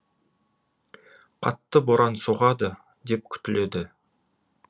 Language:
Kazakh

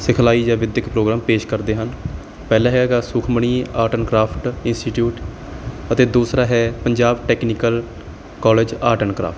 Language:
Punjabi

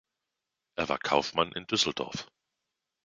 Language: German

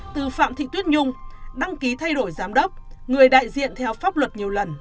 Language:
Vietnamese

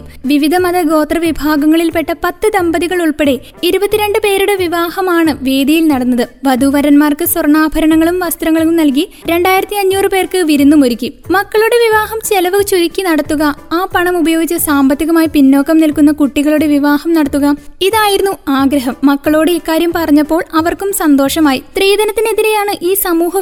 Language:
Malayalam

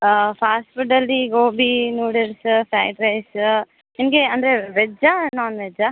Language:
Kannada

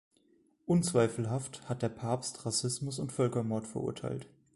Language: German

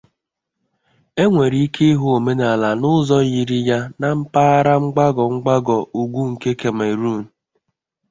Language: Igbo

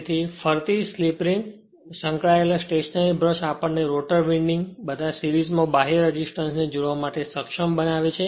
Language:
Gujarati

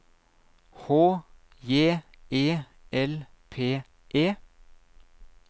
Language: Norwegian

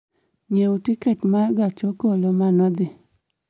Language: Luo (Kenya and Tanzania)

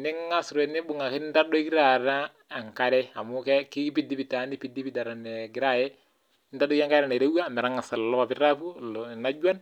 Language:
Masai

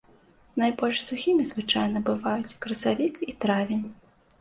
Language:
Belarusian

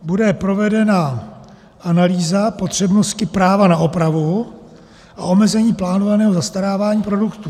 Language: Czech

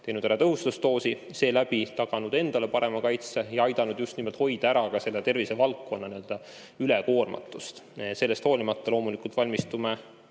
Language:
Estonian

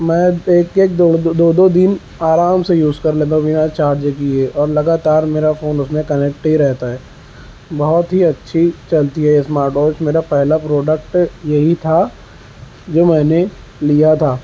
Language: Urdu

